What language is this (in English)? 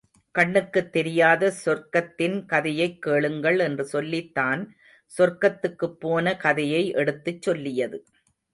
Tamil